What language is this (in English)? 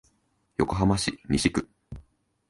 Japanese